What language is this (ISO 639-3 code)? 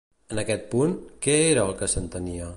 cat